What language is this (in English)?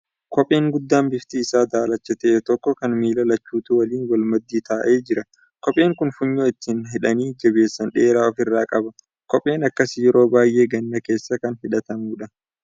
Oromo